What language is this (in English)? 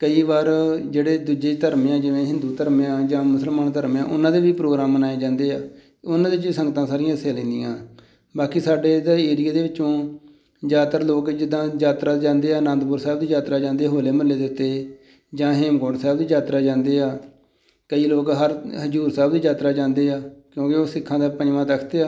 Punjabi